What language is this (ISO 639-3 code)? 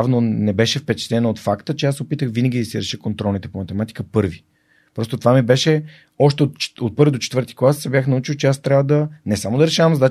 bul